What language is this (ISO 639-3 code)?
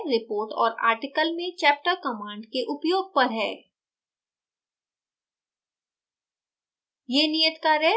hin